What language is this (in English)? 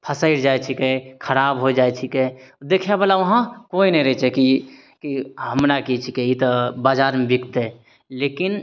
Maithili